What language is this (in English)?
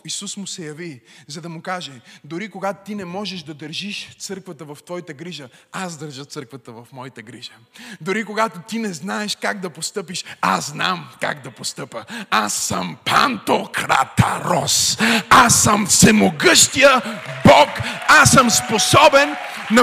Bulgarian